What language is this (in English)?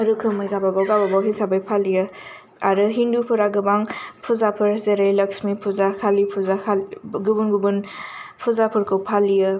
Bodo